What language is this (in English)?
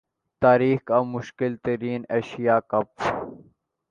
Urdu